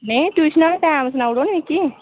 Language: Dogri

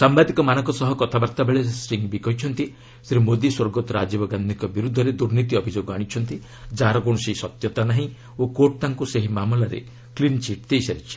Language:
Odia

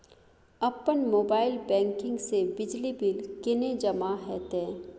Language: Maithili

